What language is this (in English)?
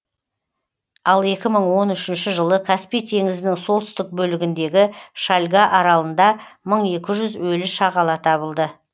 Kazakh